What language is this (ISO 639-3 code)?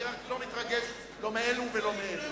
heb